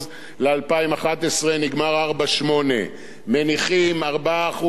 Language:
Hebrew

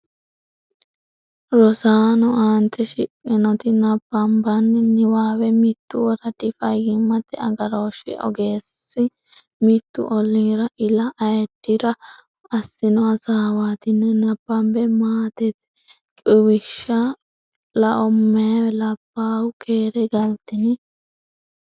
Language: Sidamo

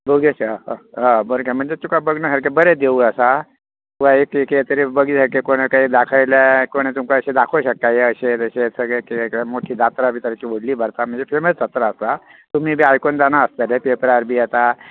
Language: Konkani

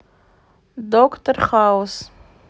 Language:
Russian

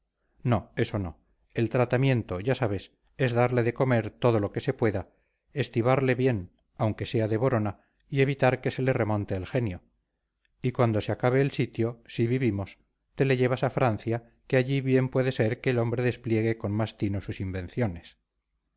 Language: Spanish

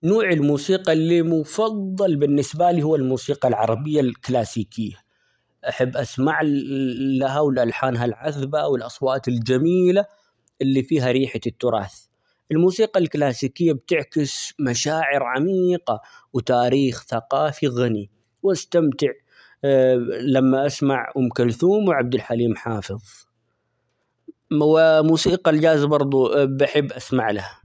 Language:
Omani Arabic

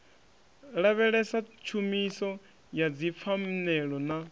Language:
Venda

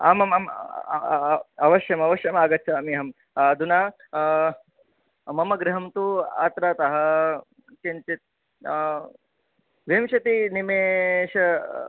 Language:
Sanskrit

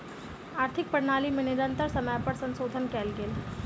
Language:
Maithili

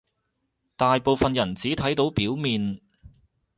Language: Cantonese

